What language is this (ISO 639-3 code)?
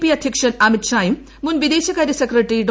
mal